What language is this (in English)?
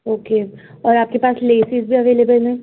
Urdu